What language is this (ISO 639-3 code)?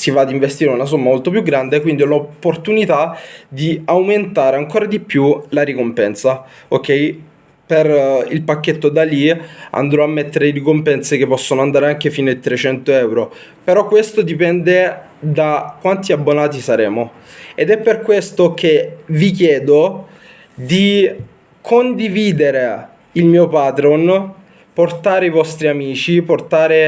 ita